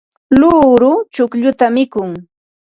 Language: Ambo-Pasco Quechua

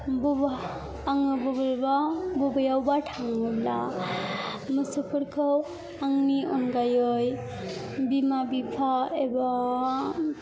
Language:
Bodo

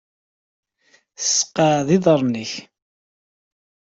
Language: Kabyle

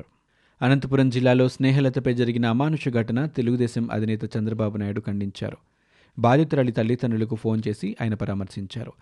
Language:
Telugu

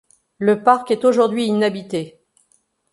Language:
French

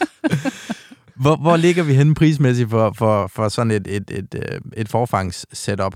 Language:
Danish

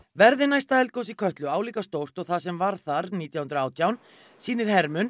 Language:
Icelandic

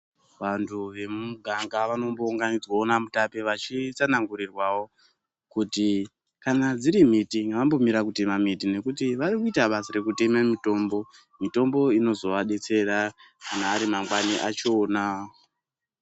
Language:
Ndau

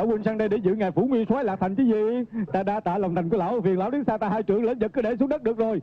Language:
Vietnamese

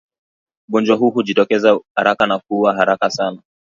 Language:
Swahili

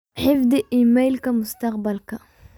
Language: Somali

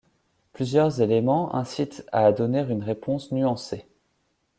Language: French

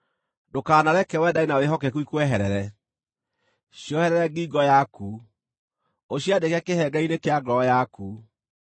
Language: Kikuyu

